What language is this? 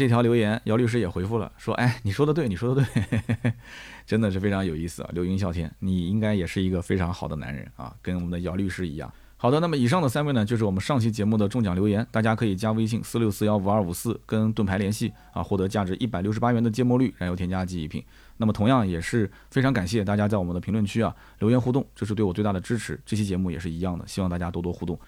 Chinese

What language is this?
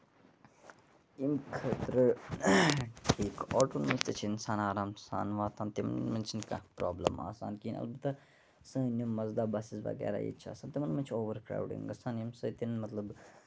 Kashmiri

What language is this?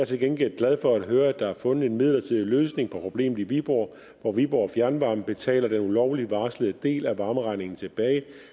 Danish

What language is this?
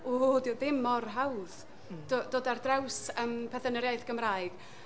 Welsh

